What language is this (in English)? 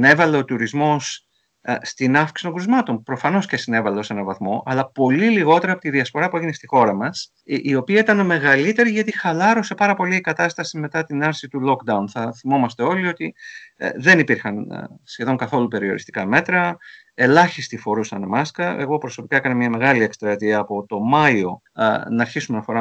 Greek